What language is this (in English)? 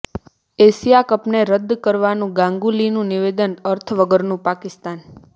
Gujarati